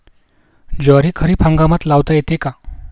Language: Marathi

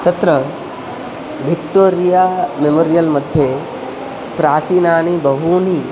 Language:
Sanskrit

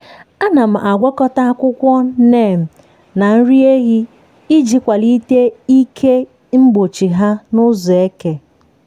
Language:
Igbo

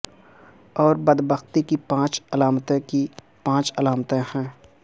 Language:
Urdu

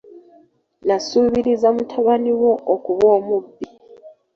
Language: Ganda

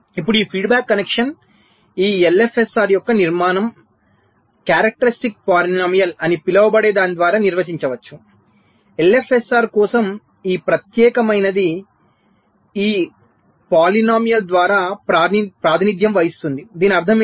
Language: Telugu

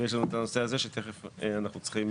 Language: Hebrew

